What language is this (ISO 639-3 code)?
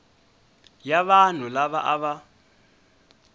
tso